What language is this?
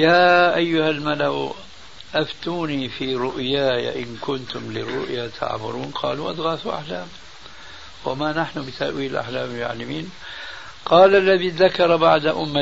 Arabic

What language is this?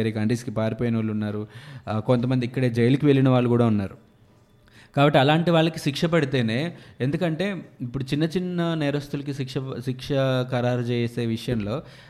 Telugu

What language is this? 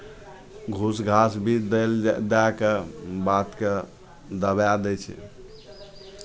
Maithili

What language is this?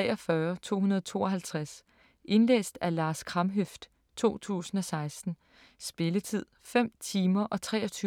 Danish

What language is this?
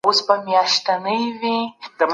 Pashto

